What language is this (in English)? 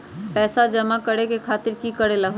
Magahi